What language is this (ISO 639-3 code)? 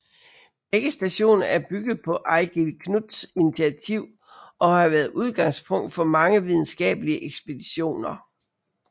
dan